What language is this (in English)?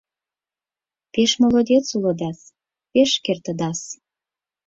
Mari